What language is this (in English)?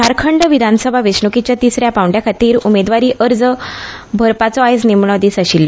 Konkani